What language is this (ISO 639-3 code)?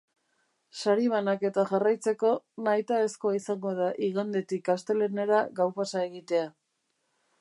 eus